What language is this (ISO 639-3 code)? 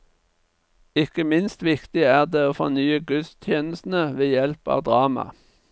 nor